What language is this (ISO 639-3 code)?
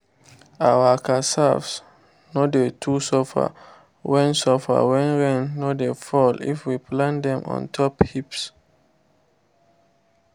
pcm